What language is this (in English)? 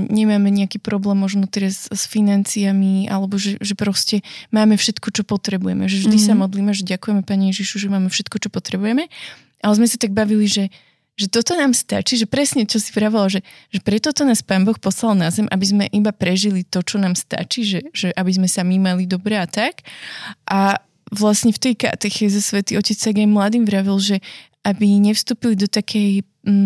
Slovak